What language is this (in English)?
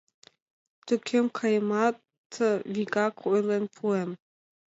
Mari